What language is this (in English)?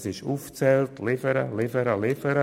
Swiss German